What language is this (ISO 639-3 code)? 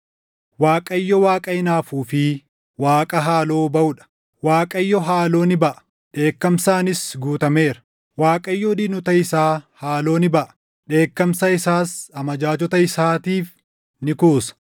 orm